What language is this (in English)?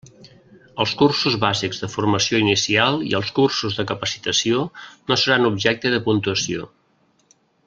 Catalan